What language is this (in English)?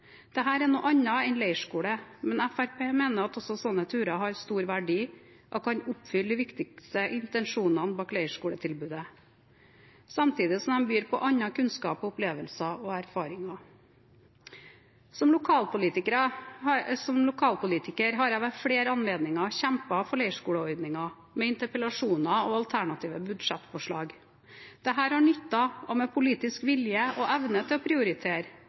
Norwegian Bokmål